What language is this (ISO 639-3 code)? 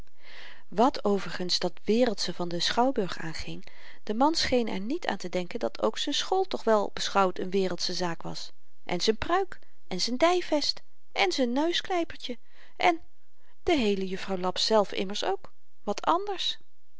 nld